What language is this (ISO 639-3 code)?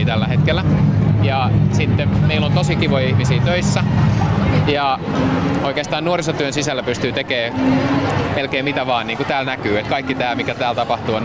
fin